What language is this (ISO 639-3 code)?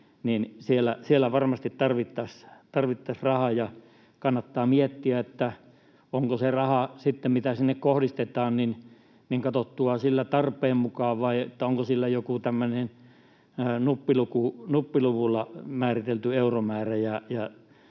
fin